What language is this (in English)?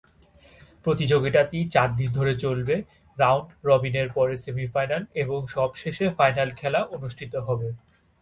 Bangla